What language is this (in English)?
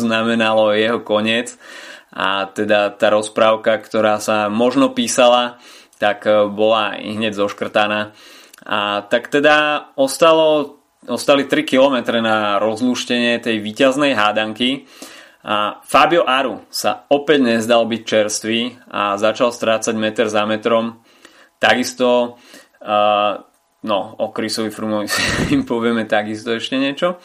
Slovak